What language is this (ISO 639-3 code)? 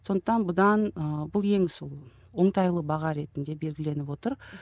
kaz